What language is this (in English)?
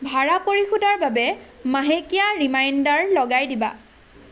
Assamese